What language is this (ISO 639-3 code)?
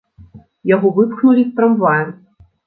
bel